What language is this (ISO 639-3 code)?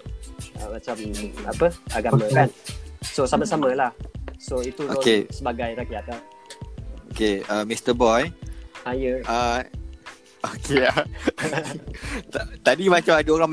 msa